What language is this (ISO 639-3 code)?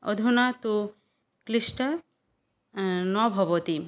san